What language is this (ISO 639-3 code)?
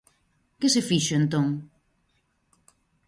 glg